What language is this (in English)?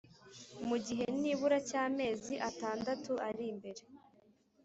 Kinyarwanda